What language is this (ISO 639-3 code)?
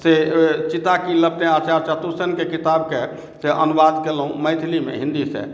mai